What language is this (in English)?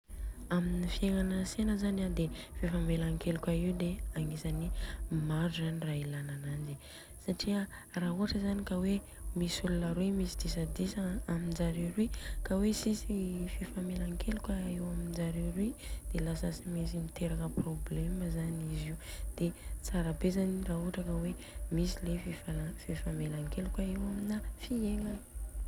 Southern Betsimisaraka Malagasy